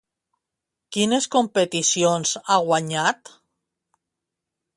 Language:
Catalan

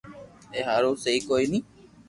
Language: Loarki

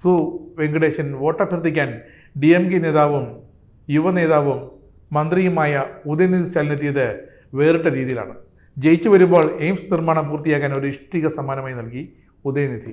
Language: Malayalam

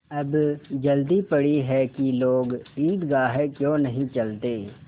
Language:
Hindi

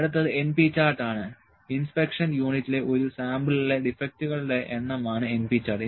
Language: Malayalam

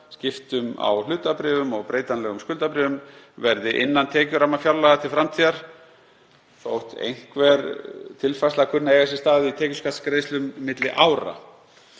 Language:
Icelandic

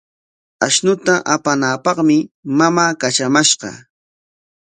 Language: Corongo Ancash Quechua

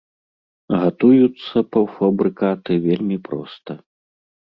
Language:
Belarusian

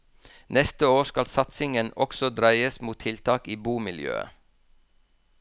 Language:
Norwegian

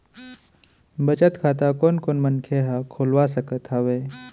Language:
Chhattisgarhi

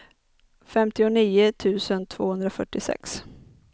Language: Swedish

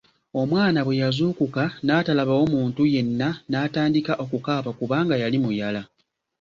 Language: Ganda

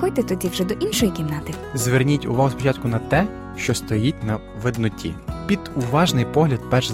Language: Ukrainian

